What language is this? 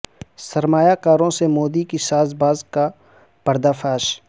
Urdu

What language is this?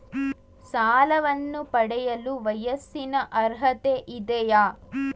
Kannada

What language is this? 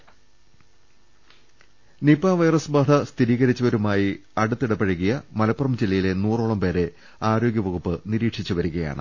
Malayalam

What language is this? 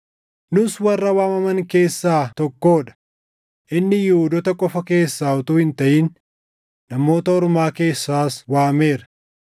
Oromo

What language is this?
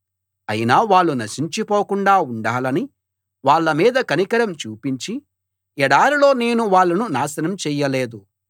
Telugu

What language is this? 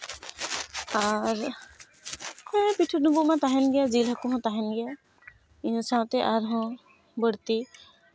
Santali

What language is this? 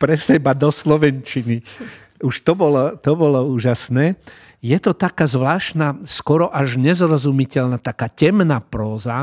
Slovak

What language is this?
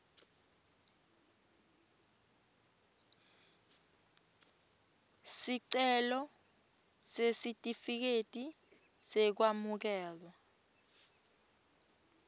Swati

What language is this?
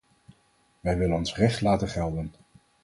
Dutch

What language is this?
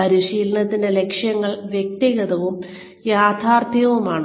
Malayalam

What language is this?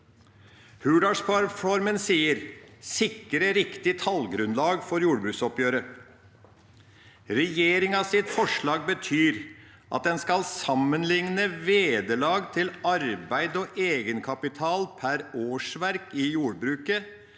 Norwegian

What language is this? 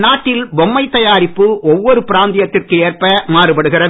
Tamil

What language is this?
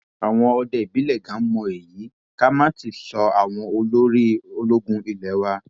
Yoruba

